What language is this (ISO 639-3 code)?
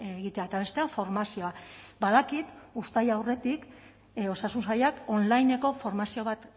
eus